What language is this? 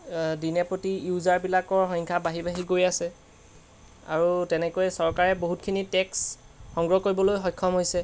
Assamese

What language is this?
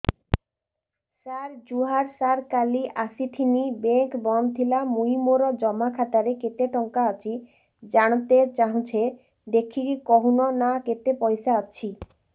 Odia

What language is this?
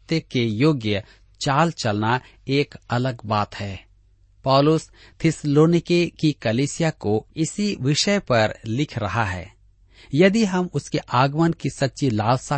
Hindi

